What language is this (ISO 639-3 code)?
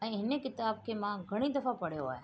snd